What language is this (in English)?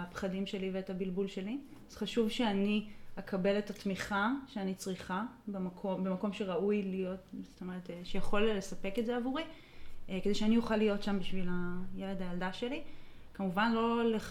Hebrew